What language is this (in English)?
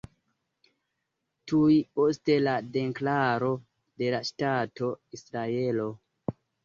Esperanto